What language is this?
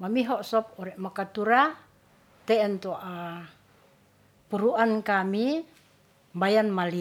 Ratahan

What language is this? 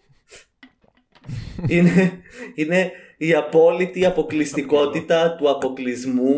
Greek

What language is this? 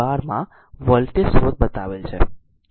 Gujarati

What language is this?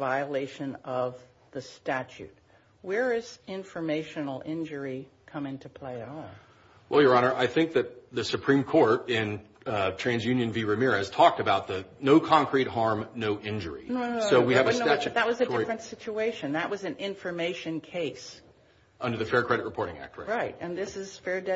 English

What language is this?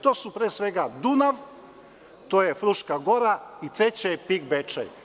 Serbian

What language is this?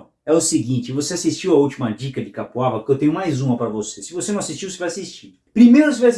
Portuguese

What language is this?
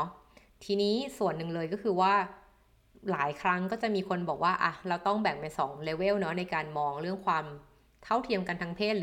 Thai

